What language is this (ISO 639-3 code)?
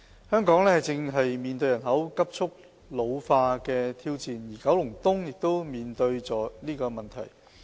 yue